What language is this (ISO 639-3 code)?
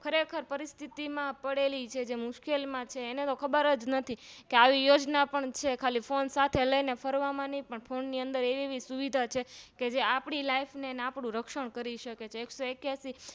guj